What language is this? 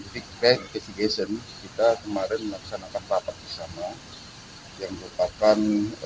Indonesian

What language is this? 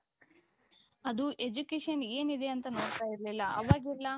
Kannada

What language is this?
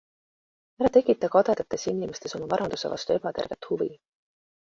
Estonian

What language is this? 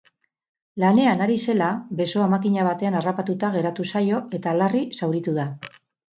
Basque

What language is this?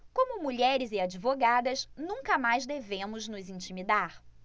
Portuguese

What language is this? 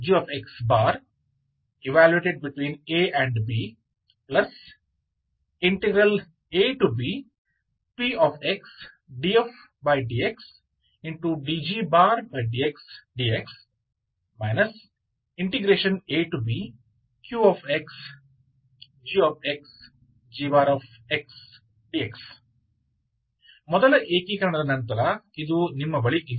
Kannada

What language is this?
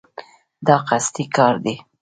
Pashto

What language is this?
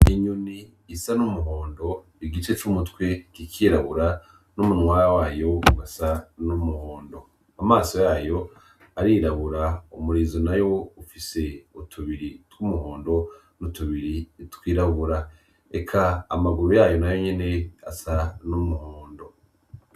Rundi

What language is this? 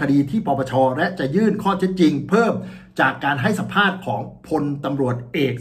Thai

